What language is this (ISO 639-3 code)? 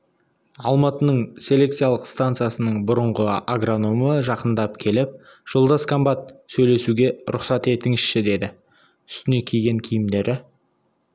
kaz